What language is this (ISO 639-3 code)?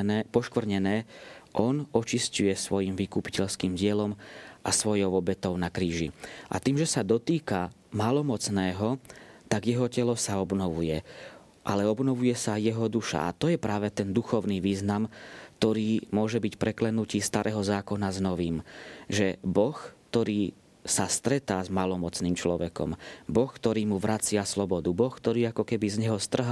slk